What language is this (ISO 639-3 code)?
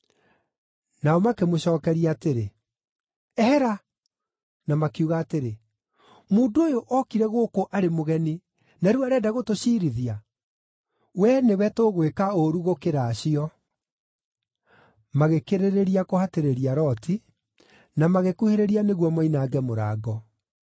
kik